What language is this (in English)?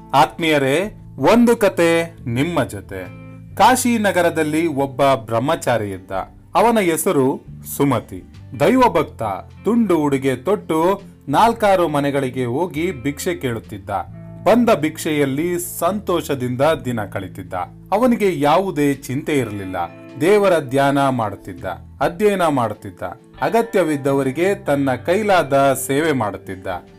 Kannada